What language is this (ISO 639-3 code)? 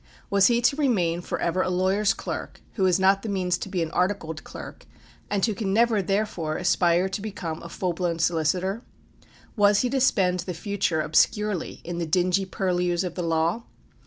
eng